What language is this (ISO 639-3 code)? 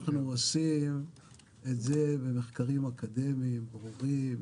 heb